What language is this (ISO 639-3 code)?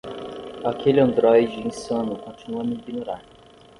por